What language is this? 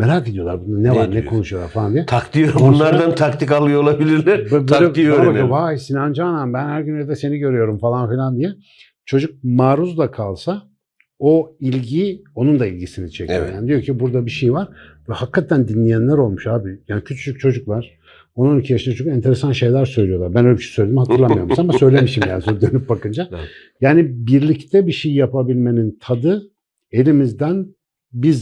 Turkish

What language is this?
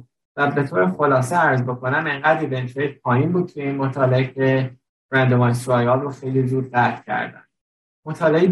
Persian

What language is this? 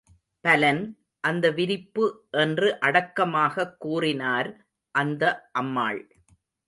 Tamil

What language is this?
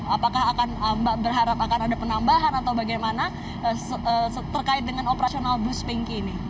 Indonesian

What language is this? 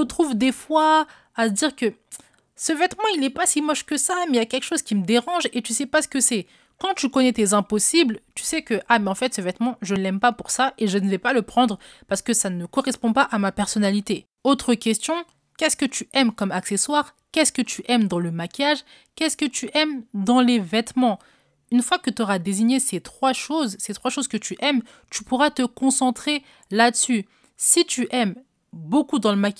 French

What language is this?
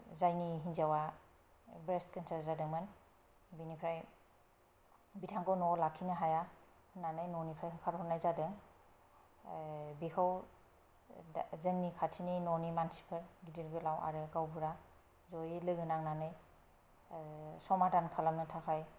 Bodo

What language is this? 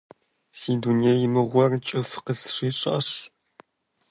Kabardian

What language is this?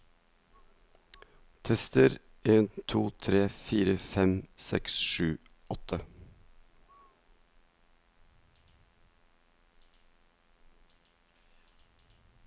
Norwegian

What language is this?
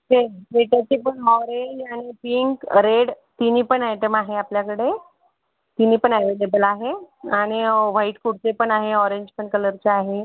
Marathi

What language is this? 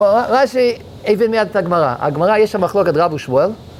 Hebrew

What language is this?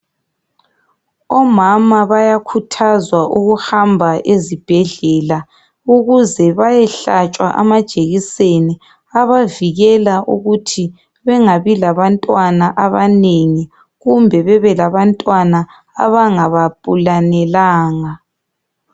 North Ndebele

